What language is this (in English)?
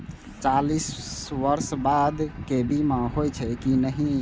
Maithili